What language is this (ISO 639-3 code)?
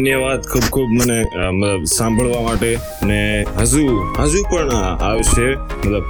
hin